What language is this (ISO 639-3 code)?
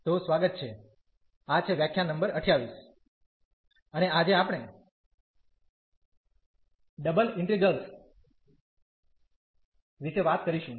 guj